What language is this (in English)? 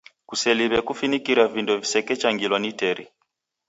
Taita